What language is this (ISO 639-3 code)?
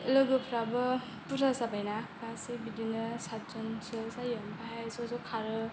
brx